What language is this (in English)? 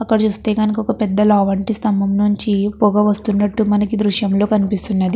Telugu